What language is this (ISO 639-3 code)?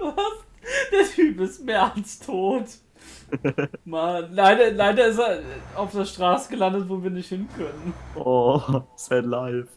deu